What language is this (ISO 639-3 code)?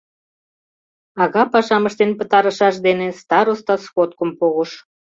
chm